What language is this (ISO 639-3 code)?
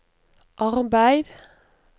nor